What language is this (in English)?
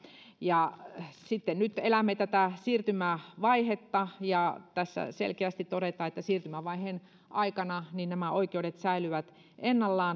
Finnish